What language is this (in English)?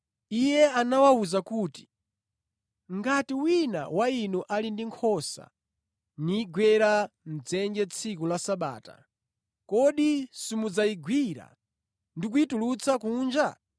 Nyanja